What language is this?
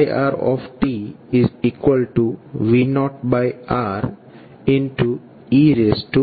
Gujarati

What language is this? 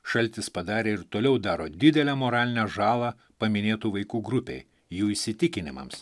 Lithuanian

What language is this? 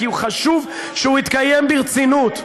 Hebrew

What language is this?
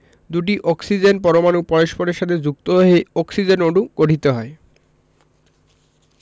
Bangla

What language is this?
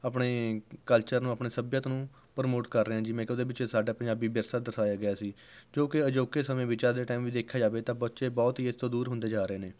Punjabi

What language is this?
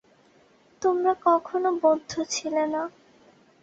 Bangla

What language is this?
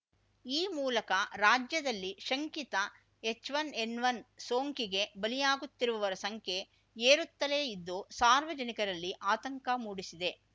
Kannada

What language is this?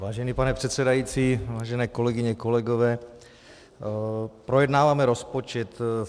Czech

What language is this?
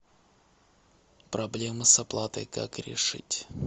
Russian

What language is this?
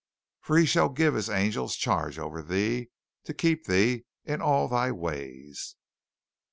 English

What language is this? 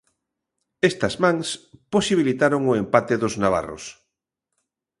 Galician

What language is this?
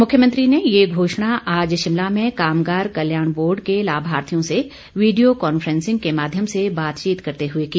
Hindi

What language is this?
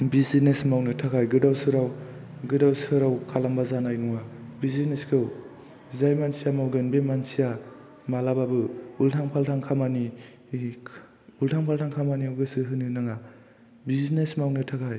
Bodo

